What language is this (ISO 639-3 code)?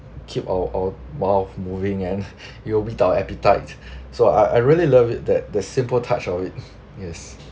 eng